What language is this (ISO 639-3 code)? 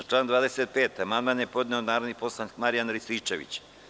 srp